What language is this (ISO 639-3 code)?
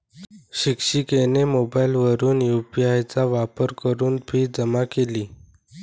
mar